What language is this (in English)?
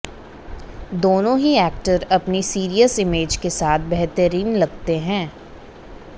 Hindi